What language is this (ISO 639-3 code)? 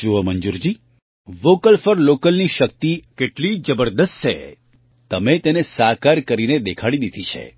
guj